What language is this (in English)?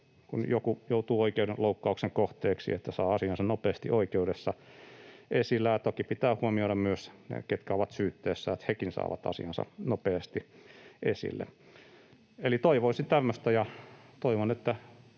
Finnish